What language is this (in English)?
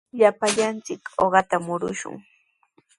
Sihuas Ancash Quechua